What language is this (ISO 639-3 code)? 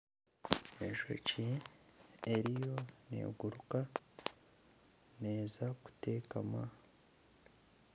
nyn